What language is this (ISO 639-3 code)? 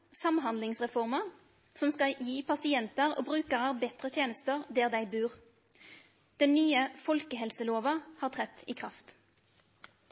nno